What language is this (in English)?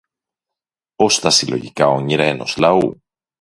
Greek